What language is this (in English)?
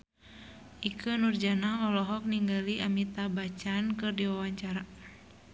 Sundanese